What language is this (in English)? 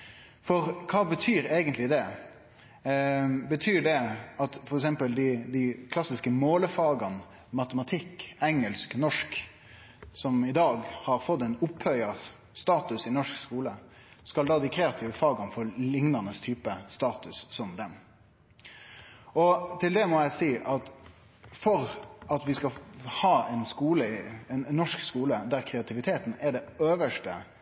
Norwegian Nynorsk